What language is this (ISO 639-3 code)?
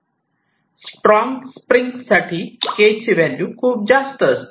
mar